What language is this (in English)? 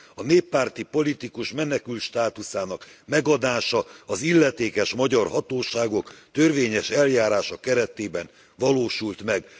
Hungarian